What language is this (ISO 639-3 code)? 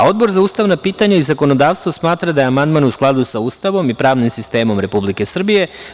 srp